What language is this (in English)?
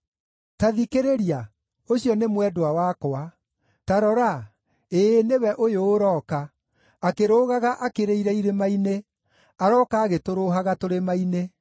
Kikuyu